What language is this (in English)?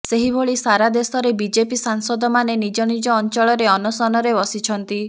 Odia